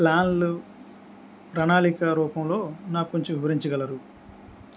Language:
Telugu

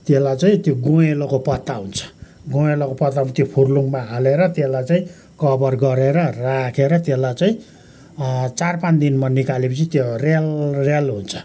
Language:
Nepali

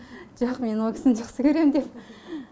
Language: Kazakh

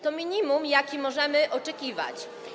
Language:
Polish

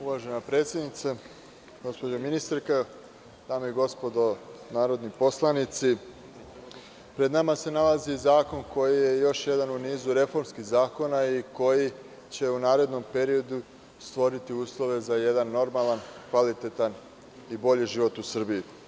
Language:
Serbian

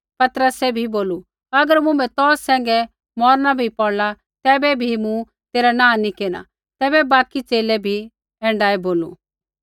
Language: Kullu Pahari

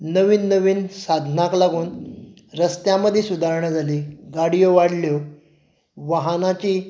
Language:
Konkani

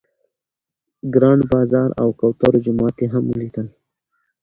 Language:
Pashto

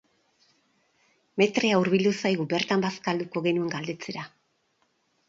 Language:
Basque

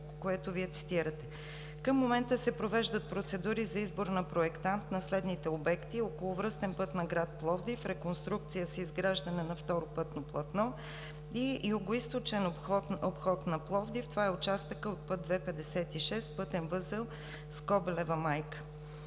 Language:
Bulgarian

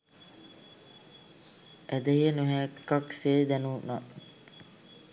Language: Sinhala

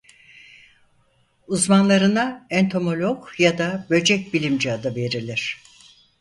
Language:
Turkish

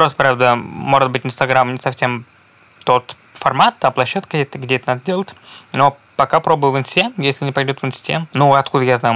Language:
Russian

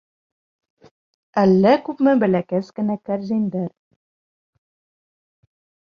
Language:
Bashkir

